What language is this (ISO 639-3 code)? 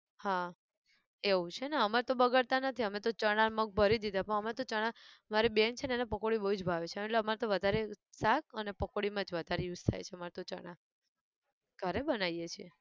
guj